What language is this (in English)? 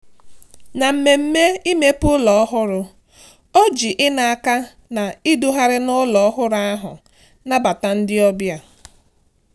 Igbo